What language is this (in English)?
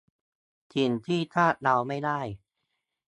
Thai